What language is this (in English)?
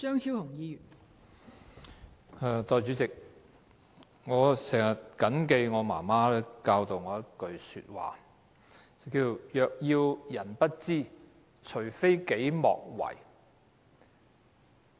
Cantonese